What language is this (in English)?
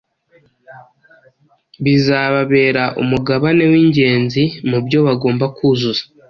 Kinyarwanda